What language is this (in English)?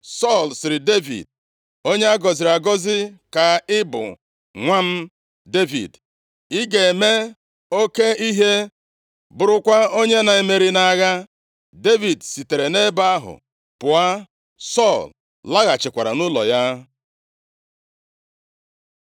Igbo